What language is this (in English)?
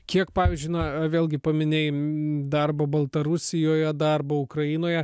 Lithuanian